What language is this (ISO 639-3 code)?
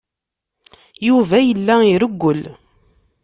kab